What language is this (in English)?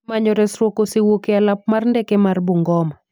Luo (Kenya and Tanzania)